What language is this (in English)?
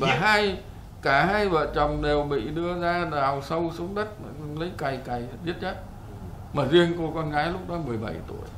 Vietnamese